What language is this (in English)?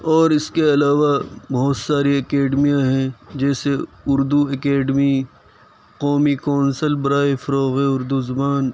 Urdu